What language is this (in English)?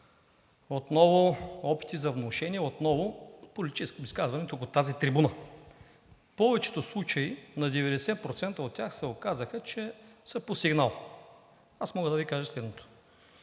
Bulgarian